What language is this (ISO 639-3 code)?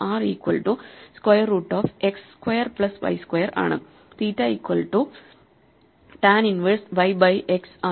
mal